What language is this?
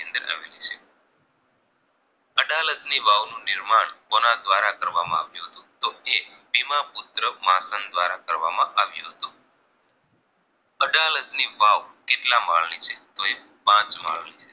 Gujarati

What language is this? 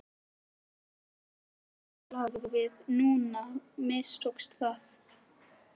Icelandic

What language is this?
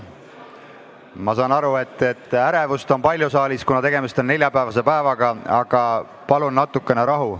Estonian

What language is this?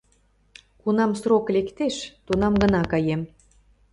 Mari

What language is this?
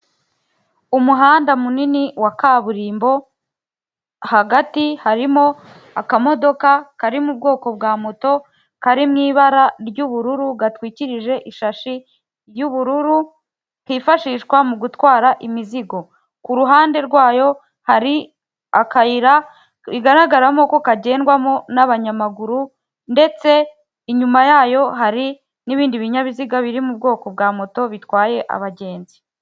Kinyarwanda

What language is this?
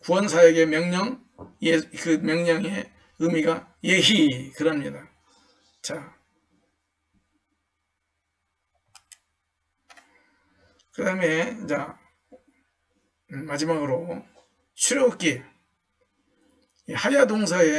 Korean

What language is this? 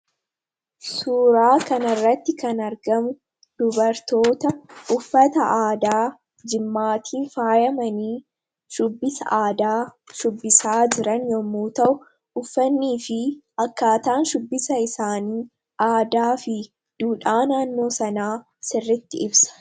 Oromo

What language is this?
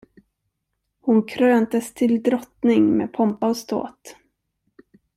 Swedish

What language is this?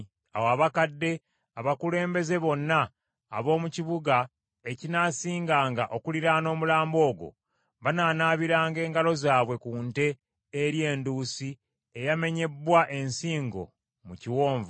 Ganda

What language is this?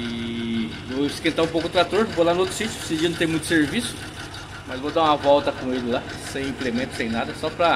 Portuguese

